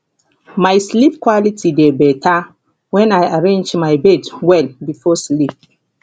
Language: Nigerian Pidgin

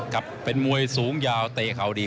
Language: Thai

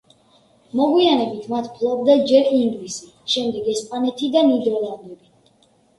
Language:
Georgian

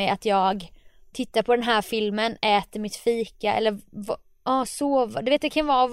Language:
Swedish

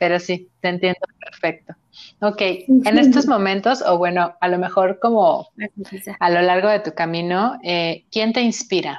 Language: Spanish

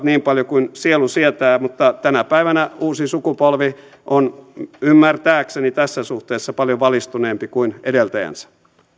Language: Finnish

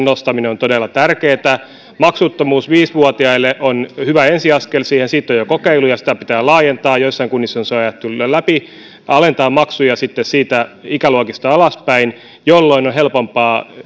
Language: Finnish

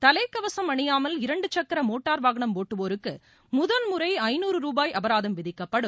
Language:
Tamil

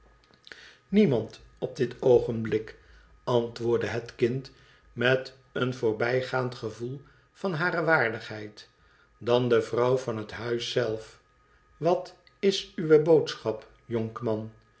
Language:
Dutch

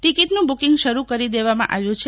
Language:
Gujarati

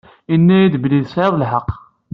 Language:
Kabyle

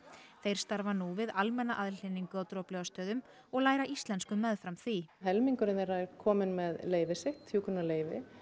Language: Icelandic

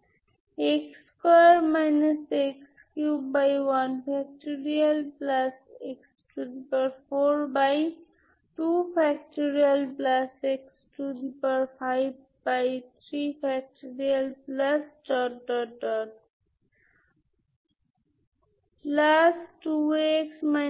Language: Bangla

